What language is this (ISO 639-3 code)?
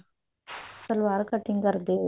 pan